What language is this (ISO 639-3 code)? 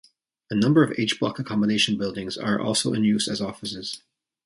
eng